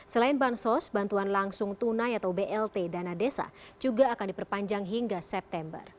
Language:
Indonesian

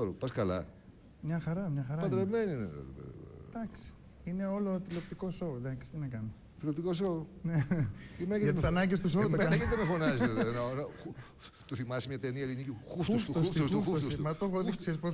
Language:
Greek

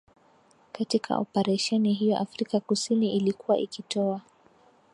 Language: Swahili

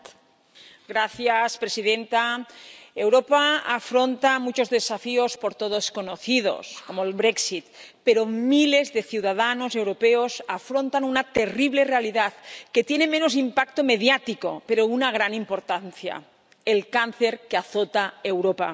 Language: Spanish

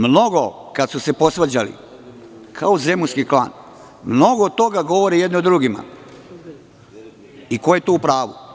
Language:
Serbian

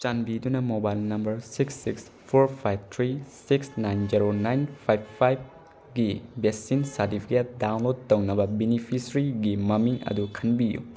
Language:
Manipuri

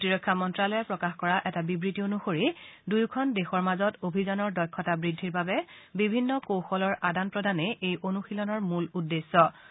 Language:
Assamese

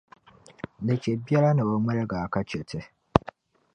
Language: Dagbani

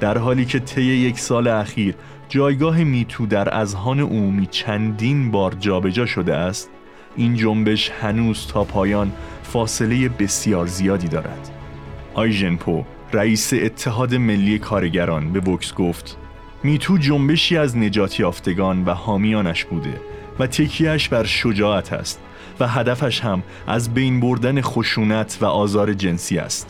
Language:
Persian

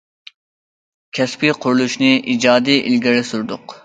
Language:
Uyghur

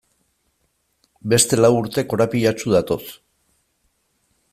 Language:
Basque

